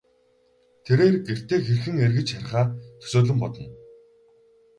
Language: Mongolian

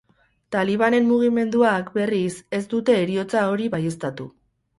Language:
Basque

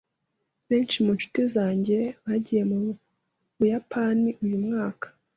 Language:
Kinyarwanda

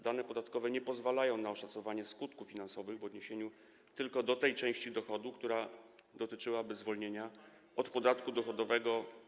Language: Polish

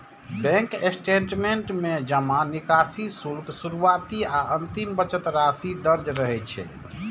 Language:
Maithili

